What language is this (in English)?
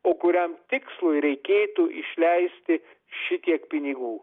Lithuanian